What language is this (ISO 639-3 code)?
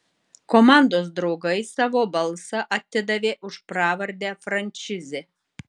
lit